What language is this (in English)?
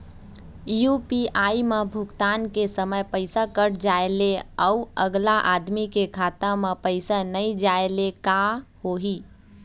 Chhattisgarhi